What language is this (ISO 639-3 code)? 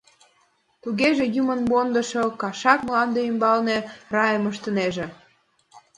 chm